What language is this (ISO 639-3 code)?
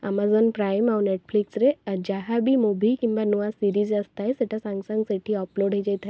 ori